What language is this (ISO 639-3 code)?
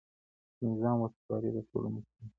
pus